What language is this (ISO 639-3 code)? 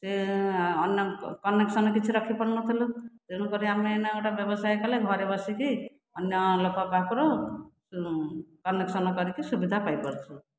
ori